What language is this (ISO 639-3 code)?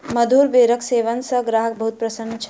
mai